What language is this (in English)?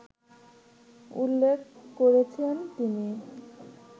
Bangla